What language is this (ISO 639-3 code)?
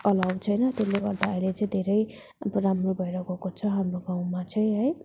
nep